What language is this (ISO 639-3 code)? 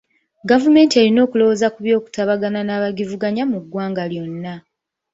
lug